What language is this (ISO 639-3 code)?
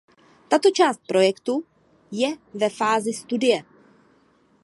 ces